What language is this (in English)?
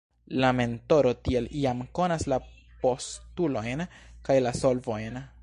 Esperanto